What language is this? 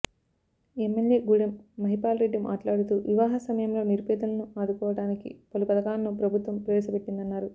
Telugu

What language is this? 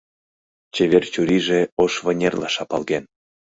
Mari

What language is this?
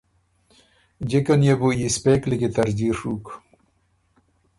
Ormuri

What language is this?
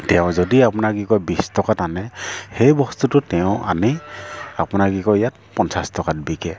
Assamese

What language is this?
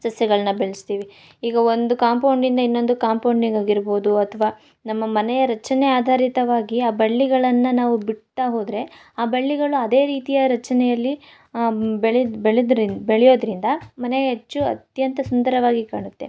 Kannada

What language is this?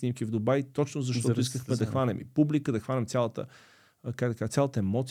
Bulgarian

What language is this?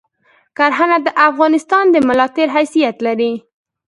Pashto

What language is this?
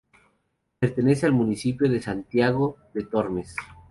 Spanish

